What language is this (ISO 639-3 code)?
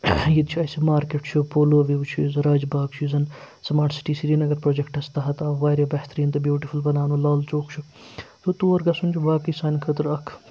kas